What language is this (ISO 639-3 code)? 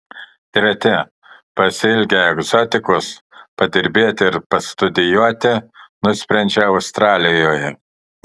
lit